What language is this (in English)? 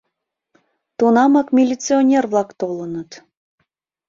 Mari